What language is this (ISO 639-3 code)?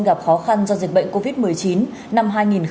vie